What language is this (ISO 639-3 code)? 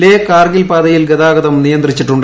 mal